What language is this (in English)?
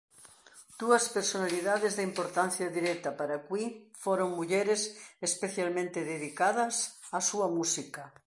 Galician